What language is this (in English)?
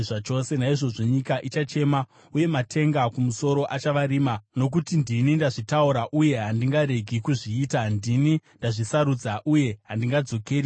Shona